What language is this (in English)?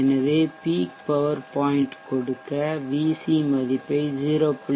Tamil